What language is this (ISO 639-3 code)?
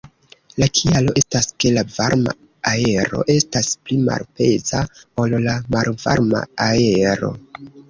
epo